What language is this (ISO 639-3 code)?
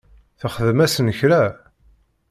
kab